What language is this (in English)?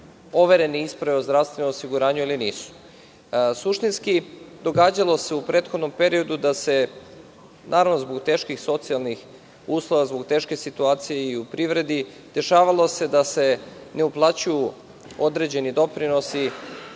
Serbian